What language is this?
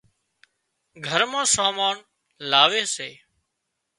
Wadiyara Koli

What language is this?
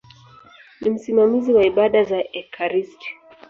Swahili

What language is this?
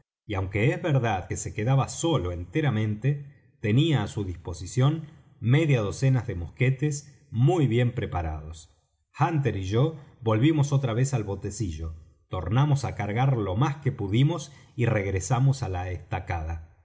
Spanish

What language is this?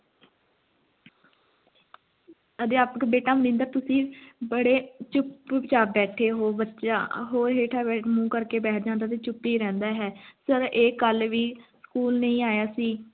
Punjabi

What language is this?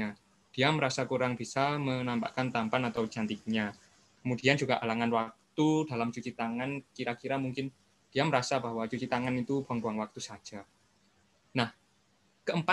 Indonesian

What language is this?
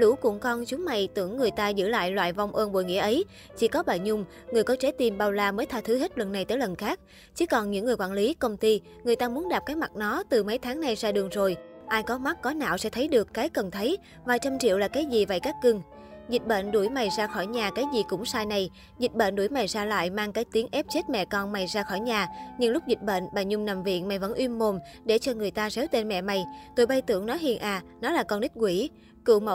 Vietnamese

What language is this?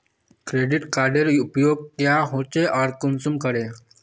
Magahi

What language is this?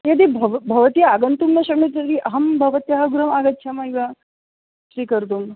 Sanskrit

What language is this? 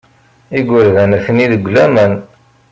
Kabyle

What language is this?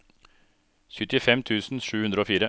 Norwegian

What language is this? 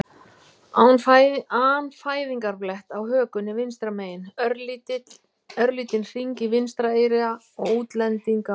Icelandic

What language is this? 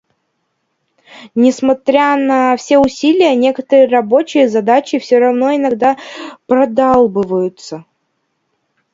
Russian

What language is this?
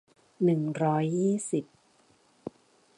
Thai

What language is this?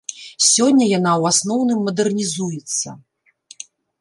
Belarusian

